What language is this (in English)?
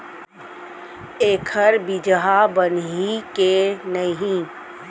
Chhattisgarhi